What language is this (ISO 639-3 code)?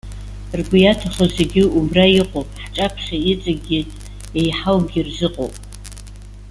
abk